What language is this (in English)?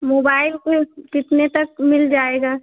Hindi